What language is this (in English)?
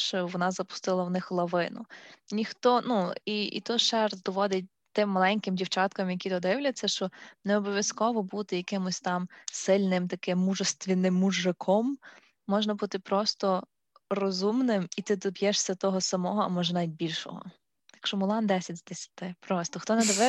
Ukrainian